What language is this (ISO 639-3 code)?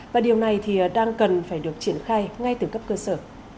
vie